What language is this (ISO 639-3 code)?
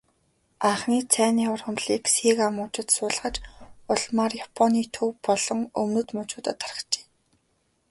mon